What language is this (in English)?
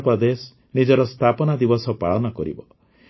Odia